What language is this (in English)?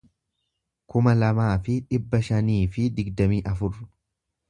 Oromo